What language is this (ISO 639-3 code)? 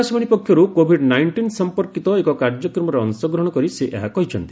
ori